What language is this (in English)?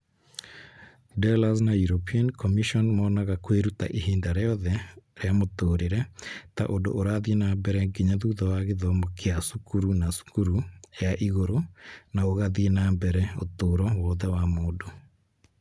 Kikuyu